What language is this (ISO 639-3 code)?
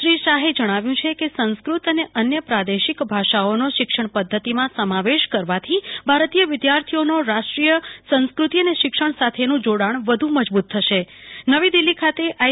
guj